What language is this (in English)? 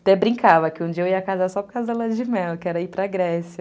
Portuguese